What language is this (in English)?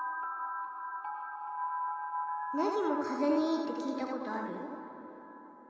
Japanese